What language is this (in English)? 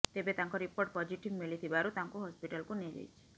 Odia